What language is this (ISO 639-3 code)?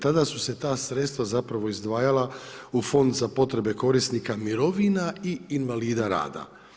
hrv